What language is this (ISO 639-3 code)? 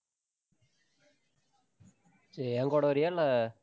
tam